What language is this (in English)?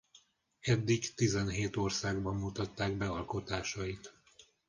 Hungarian